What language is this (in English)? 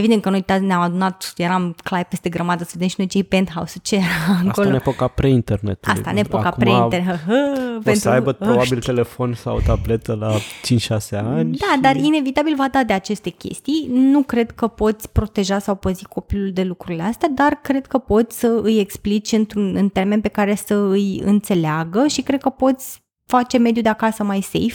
Romanian